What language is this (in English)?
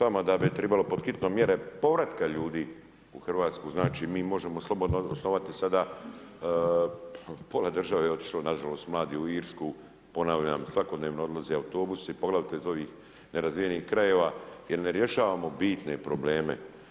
Croatian